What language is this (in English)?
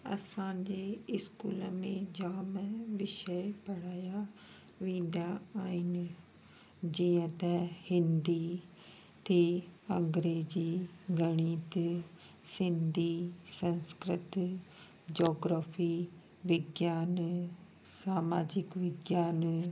Sindhi